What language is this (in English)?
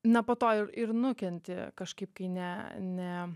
Lithuanian